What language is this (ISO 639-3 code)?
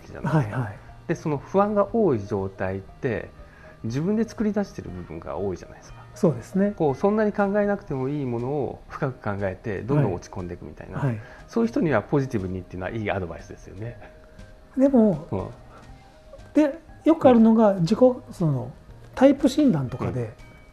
jpn